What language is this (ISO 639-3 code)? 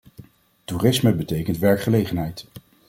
nld